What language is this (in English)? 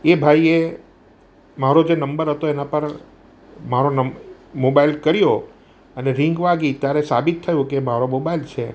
Gujarati